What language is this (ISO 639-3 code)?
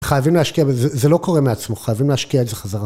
heb